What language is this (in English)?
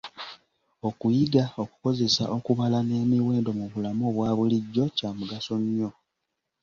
Ganda